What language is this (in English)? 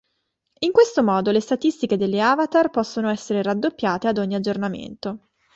Italian